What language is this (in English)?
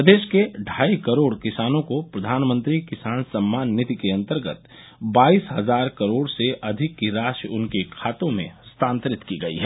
Hindi